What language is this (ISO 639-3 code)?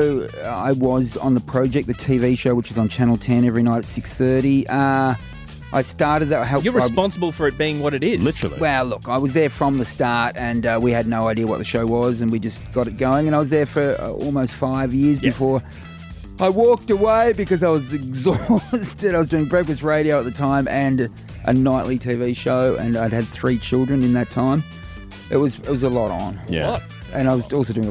eng